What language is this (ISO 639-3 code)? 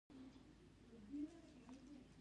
pus